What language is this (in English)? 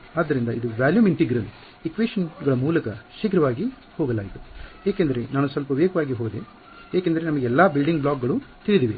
Kannada